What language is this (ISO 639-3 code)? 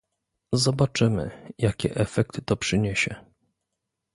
pol